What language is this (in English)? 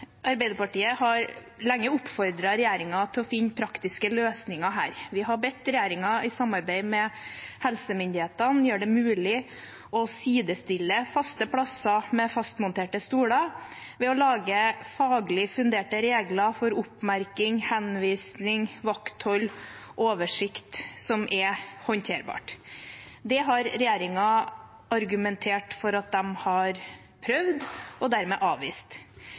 Norwegian Bokmål